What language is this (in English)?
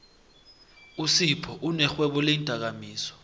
South Ndebele